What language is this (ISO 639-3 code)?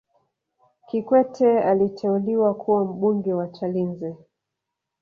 swa